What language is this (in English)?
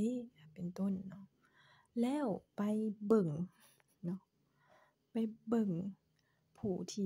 Thai